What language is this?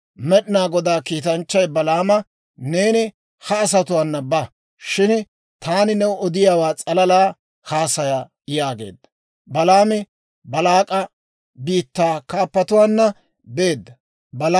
Dawro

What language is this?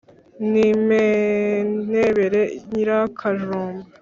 Kinyarwanda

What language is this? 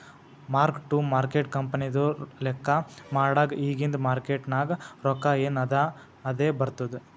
Kannada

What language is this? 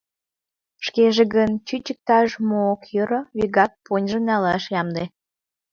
Mari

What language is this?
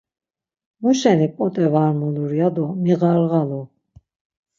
Laz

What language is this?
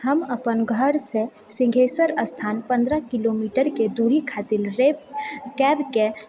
Maithili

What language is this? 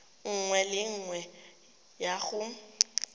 Tswana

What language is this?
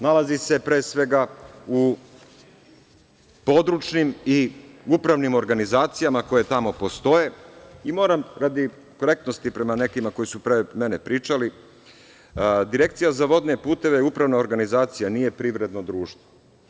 Serbian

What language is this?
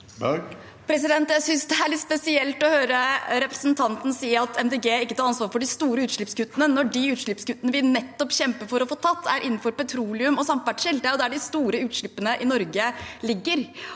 Norwegian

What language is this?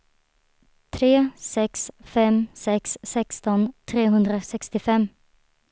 Swedish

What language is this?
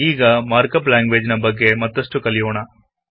Kannada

